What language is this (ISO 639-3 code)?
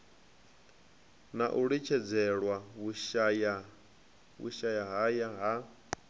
ven